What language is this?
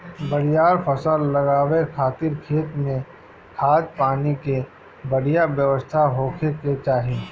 Bhojpuri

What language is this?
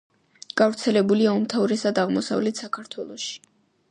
Georgian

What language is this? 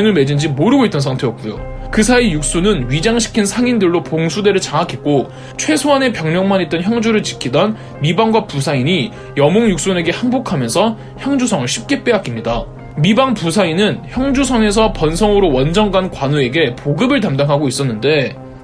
Korean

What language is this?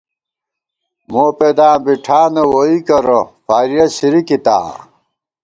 Gawar-Bati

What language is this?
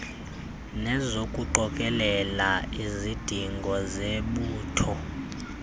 Xhosa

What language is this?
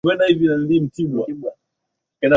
Swahili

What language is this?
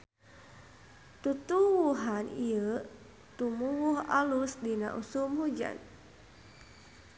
Sundanese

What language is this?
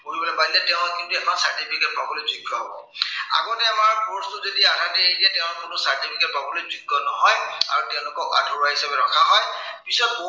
Assamese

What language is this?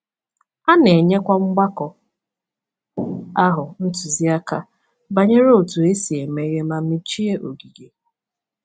Igbo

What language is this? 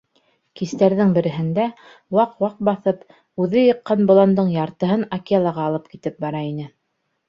Bashkir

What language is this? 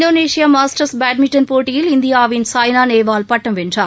Tamil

